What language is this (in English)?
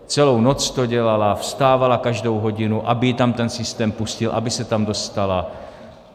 Czech